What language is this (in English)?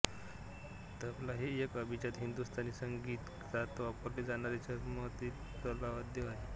Marathi